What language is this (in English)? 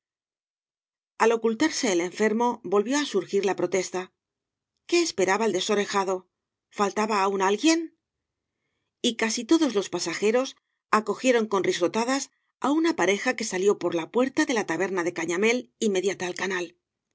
Spanish